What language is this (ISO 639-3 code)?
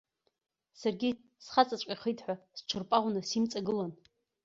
abk